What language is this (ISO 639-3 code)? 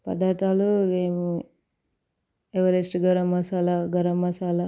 tel